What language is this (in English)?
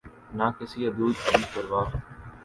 Urdu